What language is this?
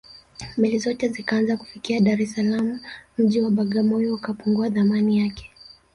Swahili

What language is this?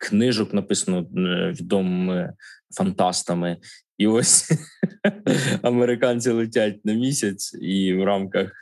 Ukrainian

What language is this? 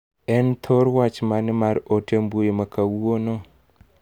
Luo (Kenya and Tanzania)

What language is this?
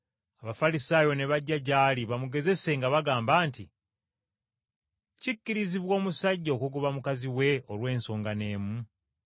Ganda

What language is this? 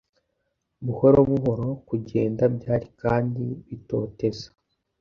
Kinyarwanda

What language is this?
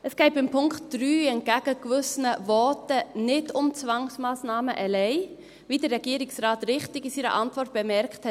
Swiss German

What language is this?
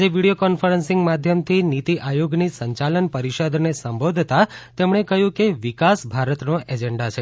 Gujarati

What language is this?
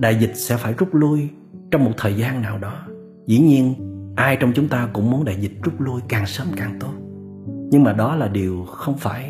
Vietnamese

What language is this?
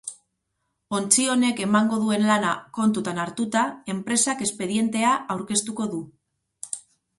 Basque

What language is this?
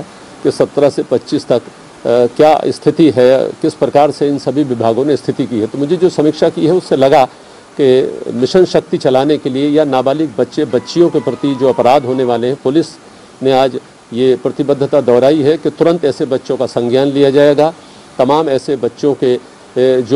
Hindi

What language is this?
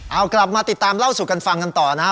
Thai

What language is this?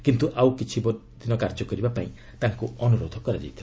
Odia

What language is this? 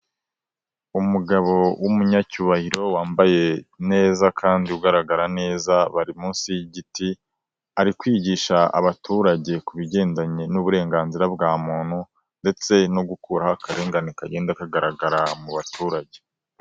Kinyarwanda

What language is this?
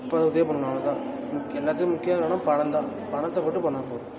Tamil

